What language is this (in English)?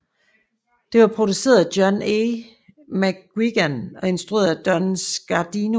Danish